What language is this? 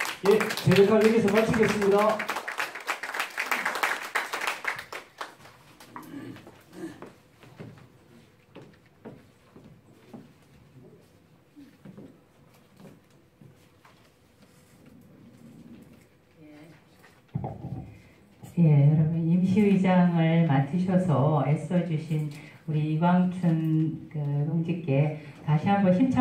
Korean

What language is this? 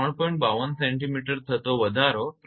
Gujarati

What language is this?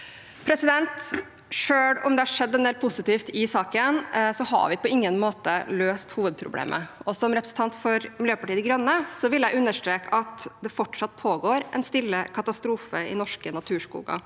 Norwegian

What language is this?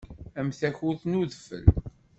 Kabyle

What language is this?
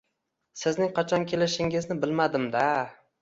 Uzbek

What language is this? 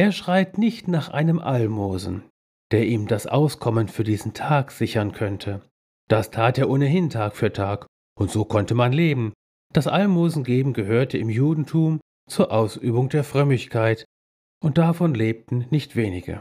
German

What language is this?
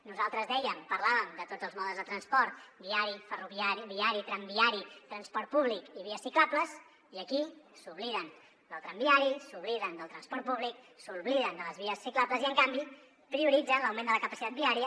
Catalan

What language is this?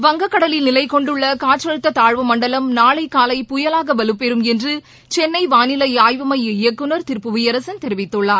Tamil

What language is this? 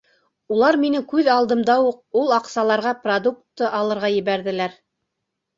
Bashkir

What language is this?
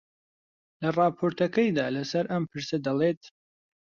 Central Kurdish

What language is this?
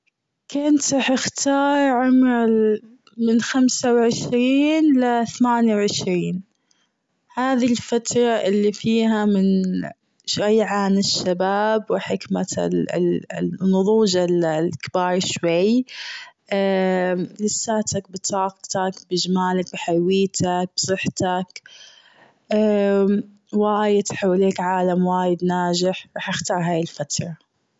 Gulf Arabic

